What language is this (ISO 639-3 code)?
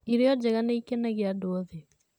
kik